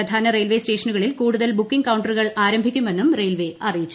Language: Malayalam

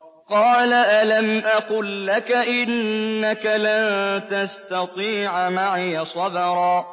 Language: Arabic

